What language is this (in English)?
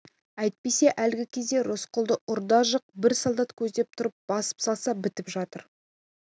Kazakh